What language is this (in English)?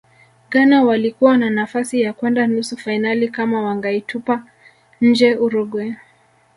Swahili